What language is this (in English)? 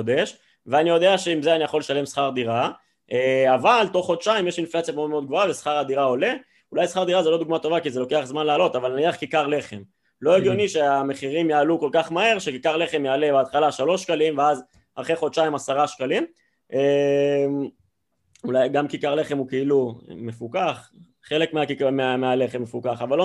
Hebrew